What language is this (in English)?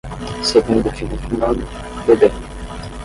Portuguese